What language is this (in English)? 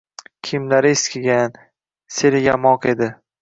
Uzbek